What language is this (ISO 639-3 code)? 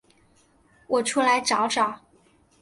zho